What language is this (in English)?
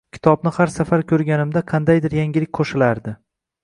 Uzbek